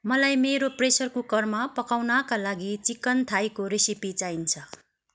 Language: Nepali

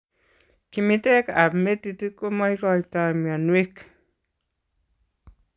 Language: Kalenjin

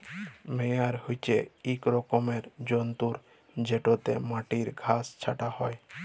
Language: Bangla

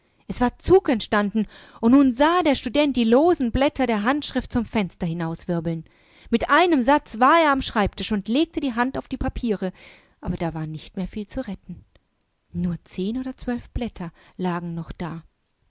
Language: German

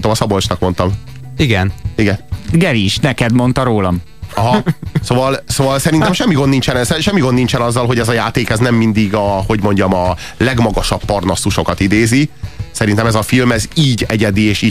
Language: Hungarian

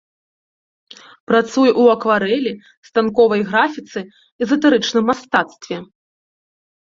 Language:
Belarusian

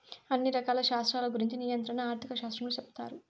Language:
Telugu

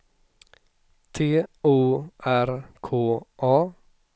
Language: Swedish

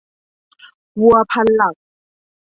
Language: Thai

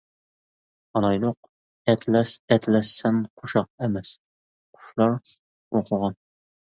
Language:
Uyghur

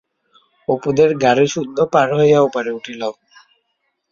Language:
Bangla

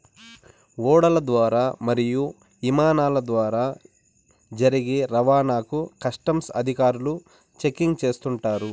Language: Telugu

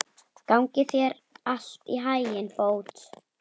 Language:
Icelandic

